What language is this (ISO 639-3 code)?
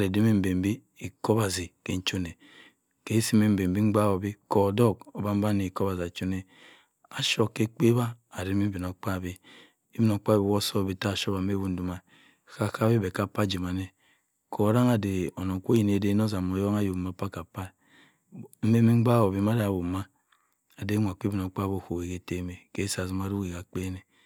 mfn